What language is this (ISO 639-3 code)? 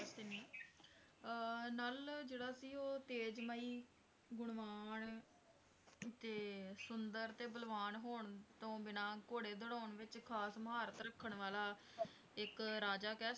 pan